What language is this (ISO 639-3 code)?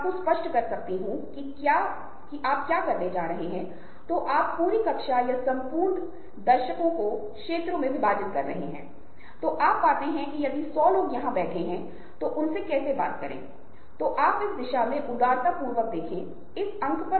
hin